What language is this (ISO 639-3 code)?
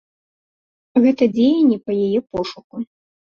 bel